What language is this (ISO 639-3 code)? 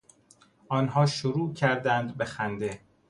fas